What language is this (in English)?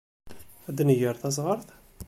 Kabyle